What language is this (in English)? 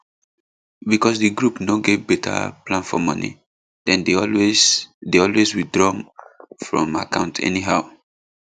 Nigerian Pidgin